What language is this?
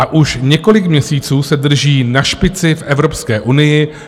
Czech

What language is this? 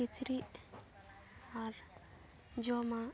Santali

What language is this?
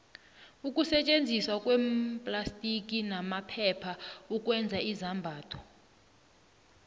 South Ndebele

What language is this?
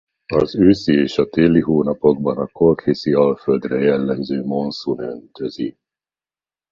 Hungarian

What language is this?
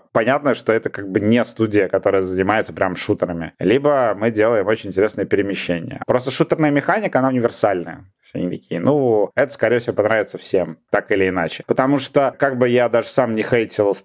Russian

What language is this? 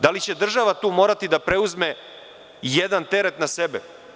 Serbian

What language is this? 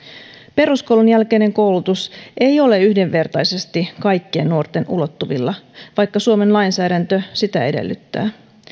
Finnish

